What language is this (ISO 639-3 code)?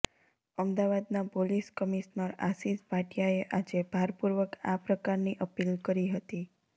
guj